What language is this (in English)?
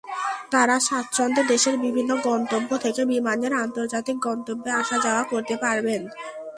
Bangla